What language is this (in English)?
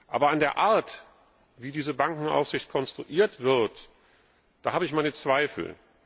German